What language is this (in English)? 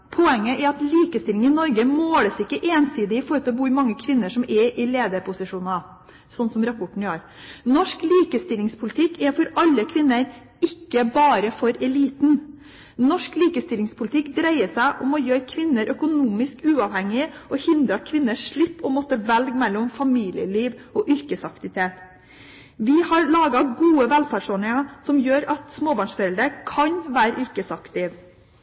Norwegian Bokmål